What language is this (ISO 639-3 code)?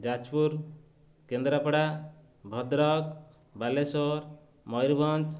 ori